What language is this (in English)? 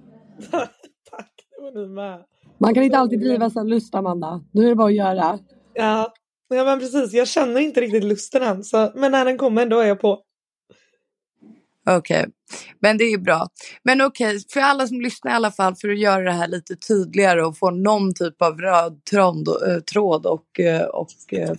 Swedish